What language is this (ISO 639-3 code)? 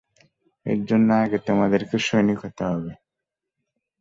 ben